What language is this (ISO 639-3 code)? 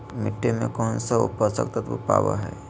mag